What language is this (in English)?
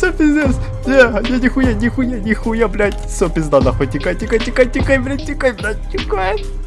Russian